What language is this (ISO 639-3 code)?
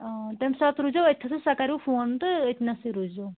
kas